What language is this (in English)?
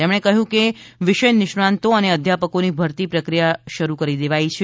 Gujarati